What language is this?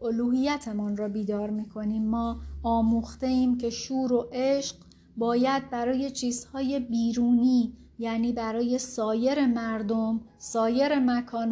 Persian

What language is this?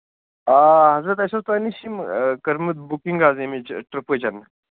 Kashmiri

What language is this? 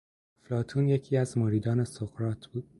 Persian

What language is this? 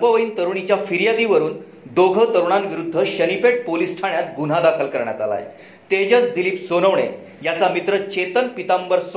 Marathi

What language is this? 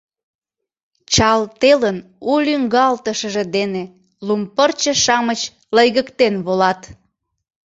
Mari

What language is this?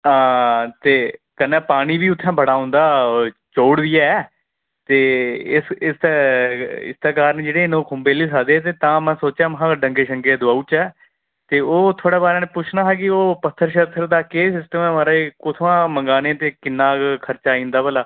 Dogri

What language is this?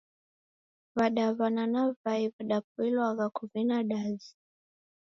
Taita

